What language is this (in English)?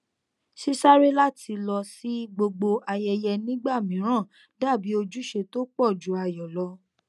Yoruba